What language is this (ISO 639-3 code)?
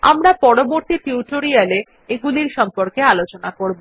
ben